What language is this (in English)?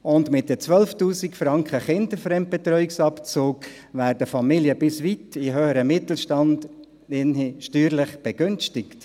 Swiss German